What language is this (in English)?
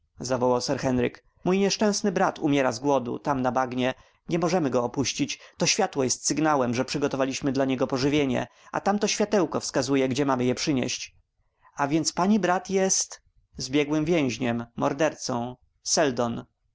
Polish